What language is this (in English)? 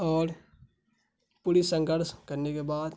Urdu